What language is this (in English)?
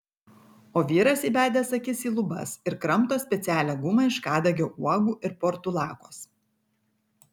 Lithuanian